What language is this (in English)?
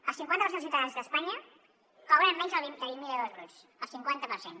Catalan